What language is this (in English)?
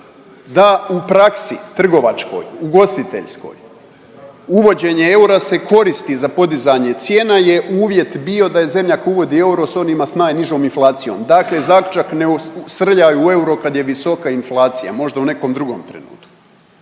Croatian